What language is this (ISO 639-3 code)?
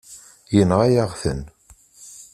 kab